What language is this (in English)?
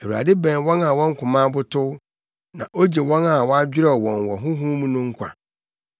Akan